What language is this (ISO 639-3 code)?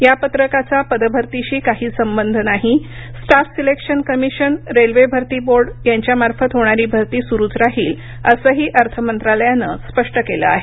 mar